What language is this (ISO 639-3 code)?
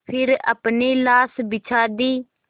hin